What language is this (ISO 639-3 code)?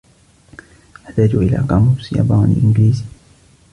ara